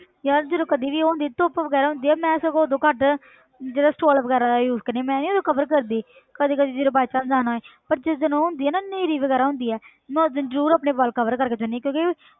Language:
Punjabi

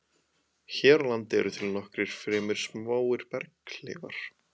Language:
Icelandic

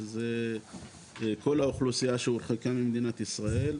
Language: Hebrew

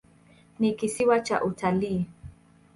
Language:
Swahili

